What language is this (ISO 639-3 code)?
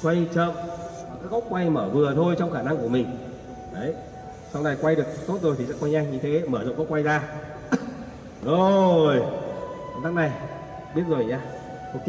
vie